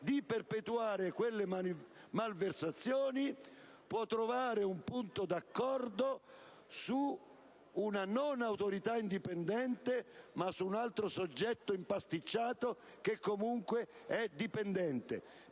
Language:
Italian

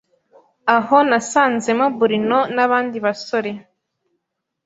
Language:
Kinyarwanda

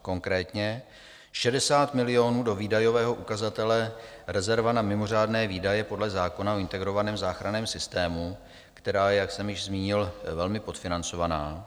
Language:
Czech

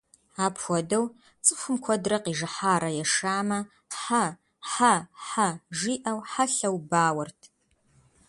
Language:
Kabardian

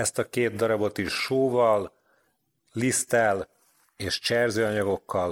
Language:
Hungarian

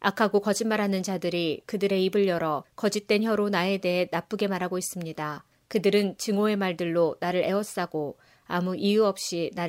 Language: Korean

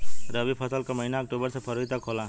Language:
Bhojpuri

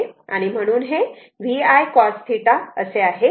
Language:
Marathi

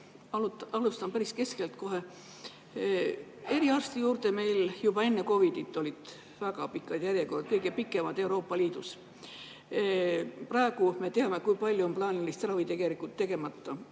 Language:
Estonian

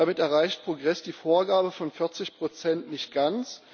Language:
German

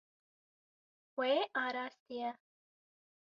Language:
Kurdish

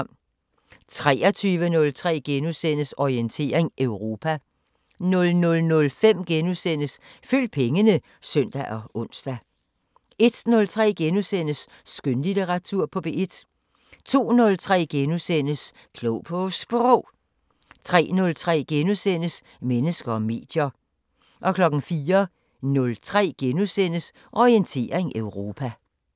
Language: Danish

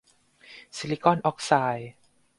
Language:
Thai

